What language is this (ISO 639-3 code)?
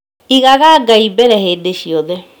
kik